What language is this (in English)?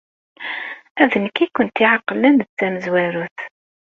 Kabyle